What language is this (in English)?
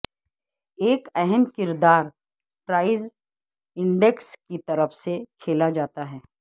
Urdu